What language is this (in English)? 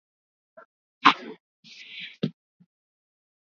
Swahili